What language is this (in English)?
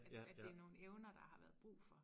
Danish